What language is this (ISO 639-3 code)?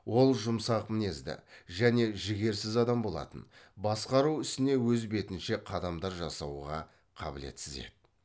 kaz